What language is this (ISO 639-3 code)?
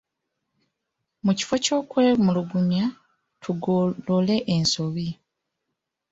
lug